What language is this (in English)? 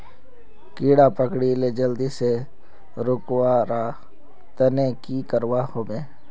Magahi